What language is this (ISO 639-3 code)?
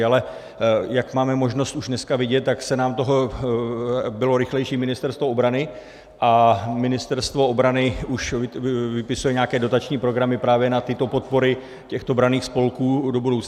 ces